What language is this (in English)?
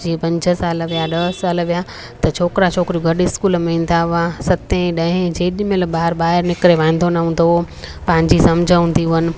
Sindhi